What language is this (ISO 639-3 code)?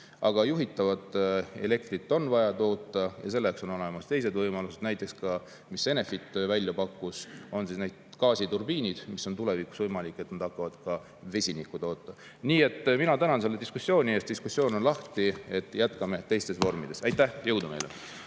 est